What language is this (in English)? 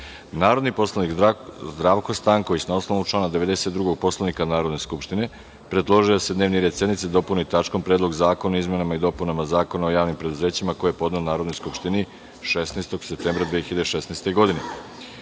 Serbian